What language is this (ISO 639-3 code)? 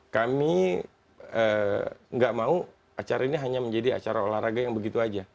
ind